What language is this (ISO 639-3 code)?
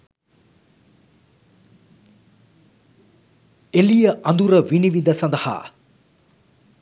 sin